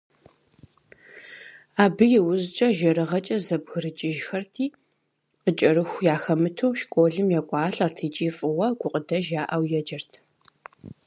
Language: Kabardian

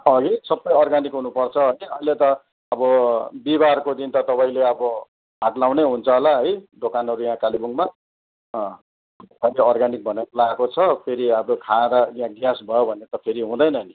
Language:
Nepali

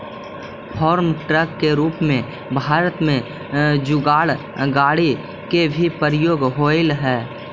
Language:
Magahi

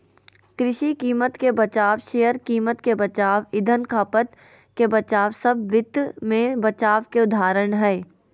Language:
Magahi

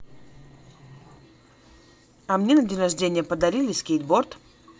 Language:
Russian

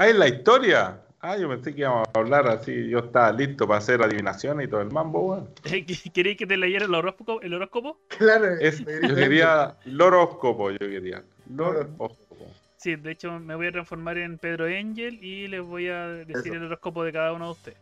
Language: Spanish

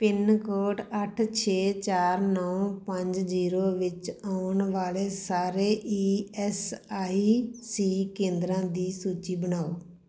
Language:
Punjabi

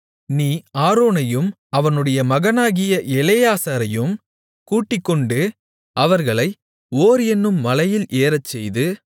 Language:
Tamil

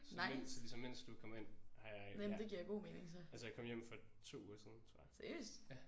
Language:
Danish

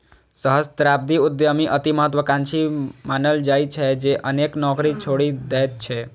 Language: Maithili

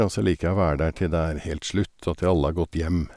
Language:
Norwegian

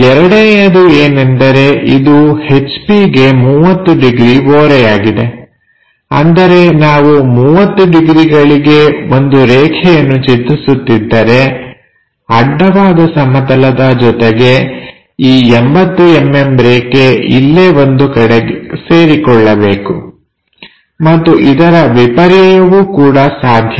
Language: Kannada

